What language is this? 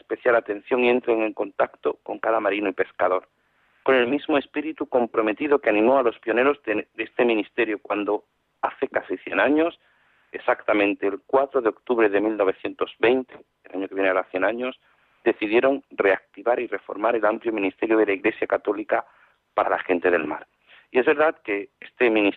Spanish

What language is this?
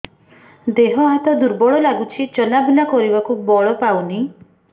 Odia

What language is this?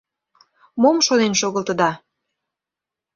Mari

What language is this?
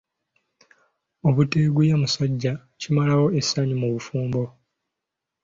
Ganda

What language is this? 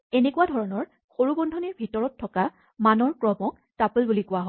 Assamese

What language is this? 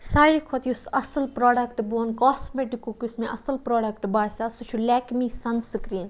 Kashmiri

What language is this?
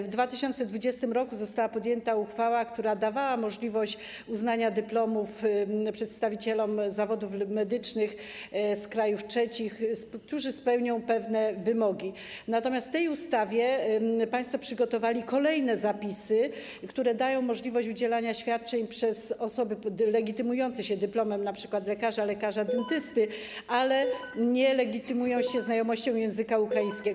Polish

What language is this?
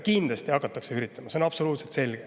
Estonian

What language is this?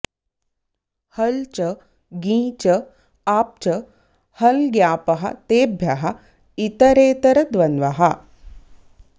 Sanskrit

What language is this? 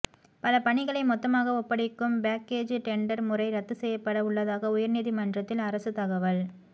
Tamil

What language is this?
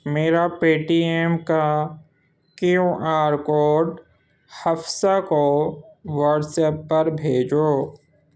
Urdu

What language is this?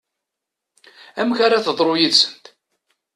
Kabyle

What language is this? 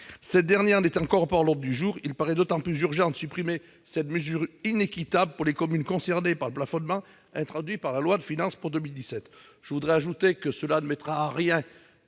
French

